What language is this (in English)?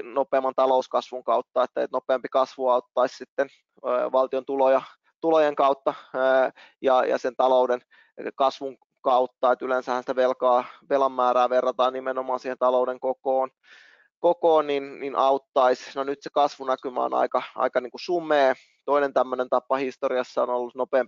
Finnish